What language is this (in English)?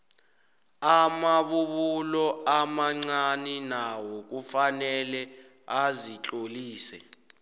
South Ndebele